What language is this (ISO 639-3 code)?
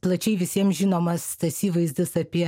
lit